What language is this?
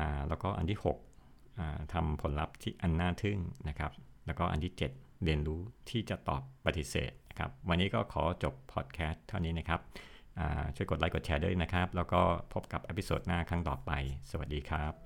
Thai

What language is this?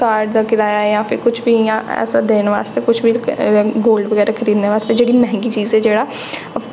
Dogri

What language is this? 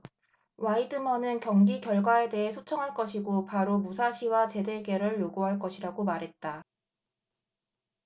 Korean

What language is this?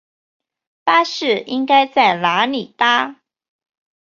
Chinese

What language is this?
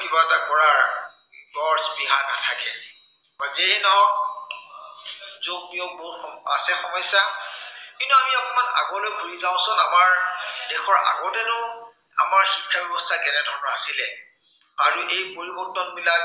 Assamese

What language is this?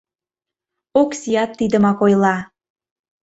Mari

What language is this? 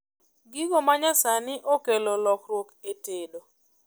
Luo (Kenya and Tanzania)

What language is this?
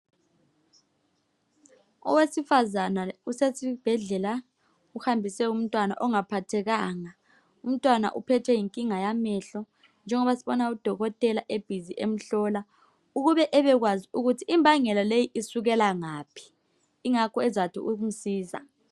North Ndebele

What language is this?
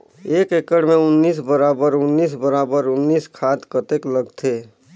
Chhattisgarhi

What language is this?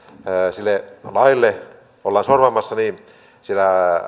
Finnish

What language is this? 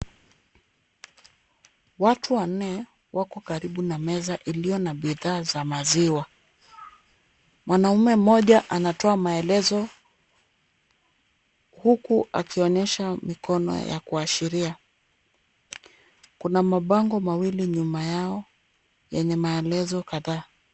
Swahili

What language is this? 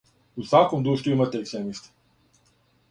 Serbian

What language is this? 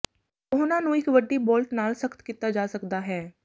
Punjabi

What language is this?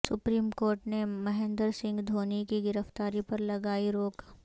Urdu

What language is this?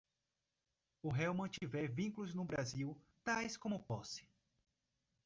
Portuguese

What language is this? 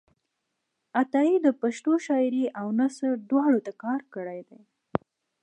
Pashto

